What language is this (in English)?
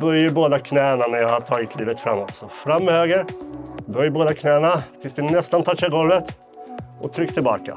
Swedish